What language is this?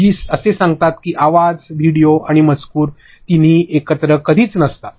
Marathi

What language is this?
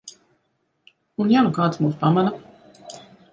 Latvian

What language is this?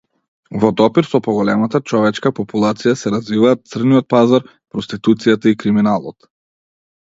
Macedonian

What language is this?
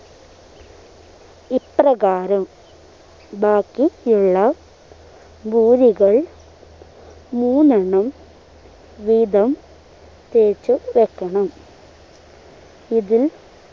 Malayalam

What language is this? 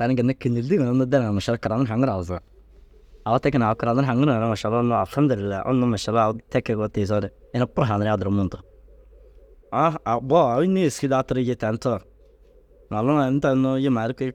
Dazaga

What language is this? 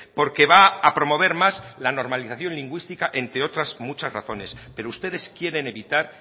Spanish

